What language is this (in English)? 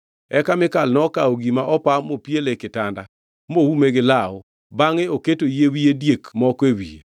Luo (Kenya and Tanzania)